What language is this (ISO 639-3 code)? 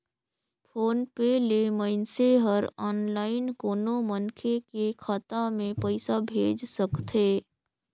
hne